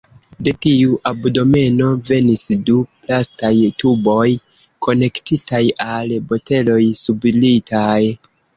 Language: Esperanto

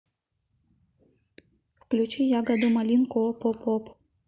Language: Russian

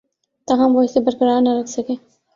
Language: Urdu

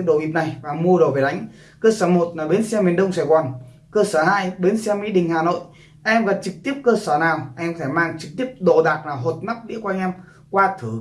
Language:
Vietnamese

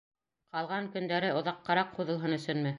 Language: Bashkir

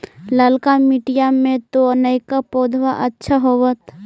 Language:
Magahi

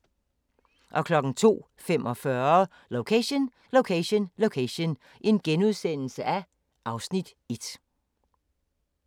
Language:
Danish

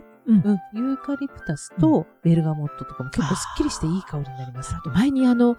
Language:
Japanese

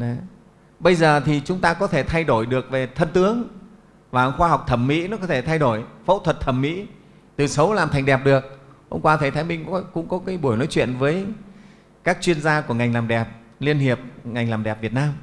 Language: Vietnamese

